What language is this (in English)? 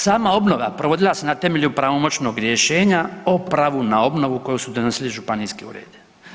Croatian